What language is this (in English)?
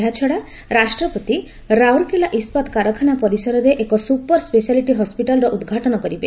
Odia